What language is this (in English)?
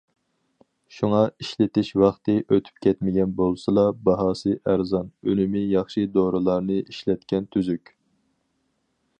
Uyghur